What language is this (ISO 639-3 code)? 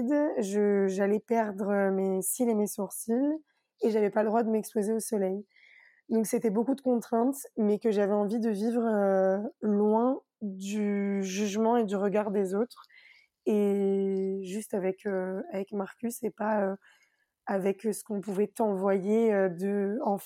fra